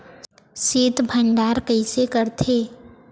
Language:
Chhattisgarhi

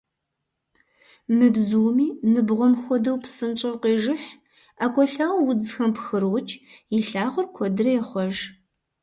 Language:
Kabardian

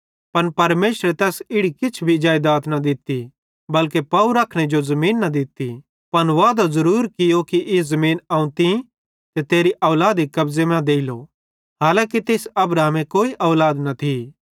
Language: Bhadrawahi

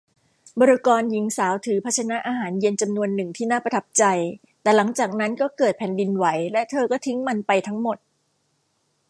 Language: Thai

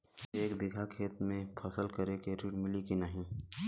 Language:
Bhojpuri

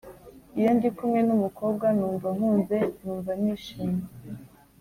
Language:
Kinyarwanda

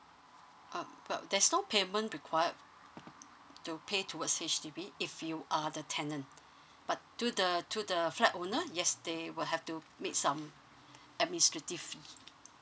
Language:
English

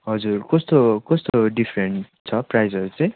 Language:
Nepali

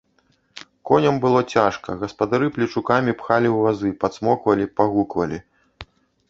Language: Belarusian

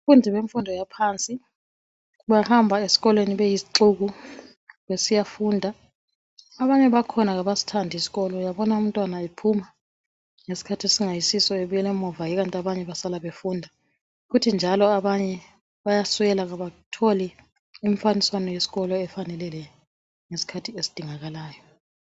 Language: North Ndebele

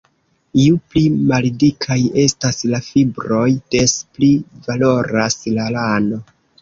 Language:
Esperanto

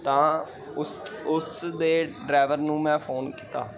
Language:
Punjabi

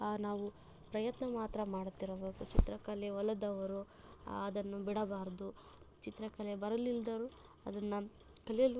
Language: Kannada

